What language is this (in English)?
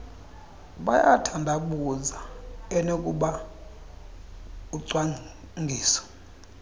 Xhosa